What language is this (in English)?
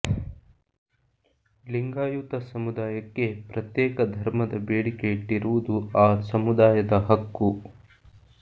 Kannada